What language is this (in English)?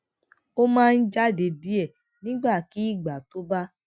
Yoruba